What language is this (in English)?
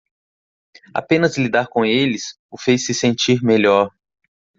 Portuguese